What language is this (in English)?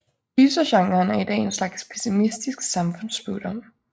Danish